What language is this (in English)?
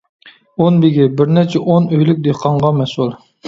Uyghur